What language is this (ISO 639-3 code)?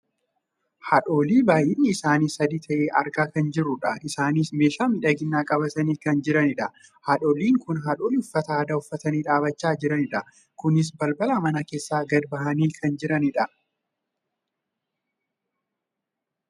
orm